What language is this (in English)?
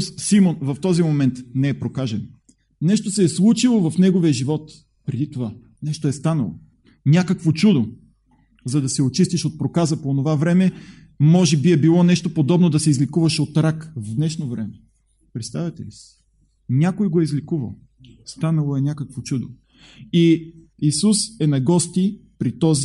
Bulgarian